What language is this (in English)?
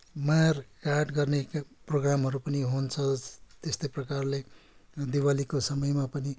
Nepali